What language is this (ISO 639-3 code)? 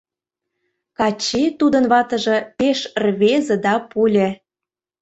chm